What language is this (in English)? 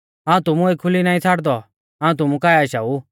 Mahasu Pahari